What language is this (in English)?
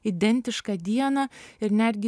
Lithuanian